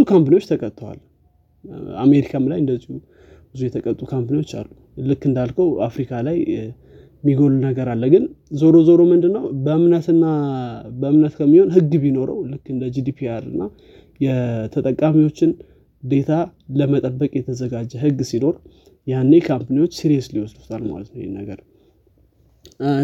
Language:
Amharic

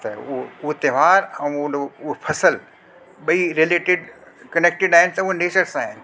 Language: Sindhi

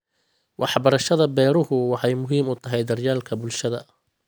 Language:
Somali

